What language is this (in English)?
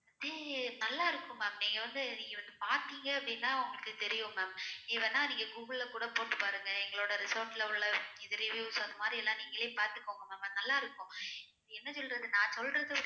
Tamil